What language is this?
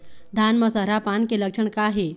Chhattisgarhi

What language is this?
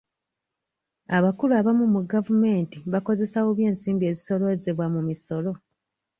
Ganda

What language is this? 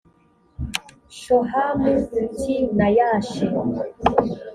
Kinyarwanda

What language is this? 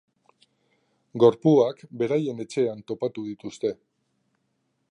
Basque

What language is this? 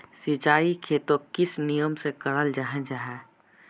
Magahi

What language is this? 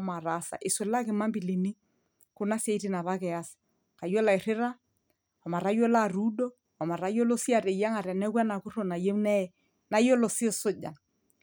Masai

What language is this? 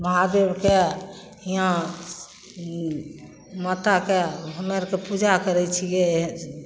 Maithili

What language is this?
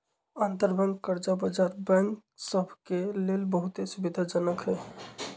Magahi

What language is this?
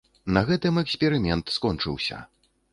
Belarusian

